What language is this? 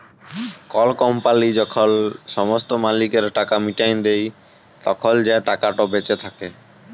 Bangla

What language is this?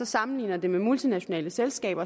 Danish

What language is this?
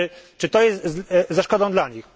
Polish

